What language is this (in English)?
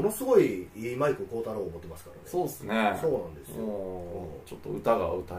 Japanese